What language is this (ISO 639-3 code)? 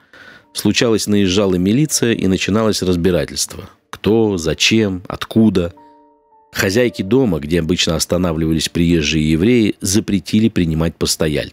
rus